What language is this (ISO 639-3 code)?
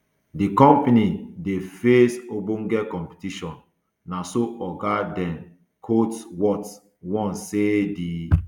pcm